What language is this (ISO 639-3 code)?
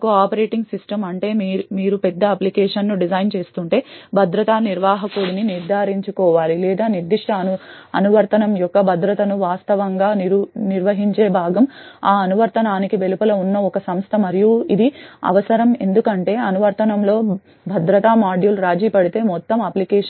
tel